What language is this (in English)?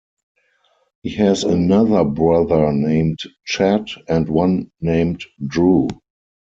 English